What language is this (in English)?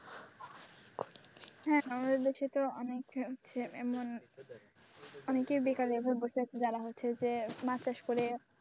Bangla